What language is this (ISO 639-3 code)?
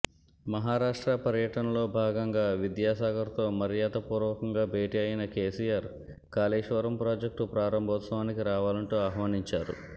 tel